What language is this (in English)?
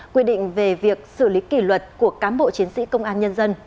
Vietnamese